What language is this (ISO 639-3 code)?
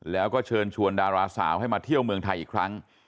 tha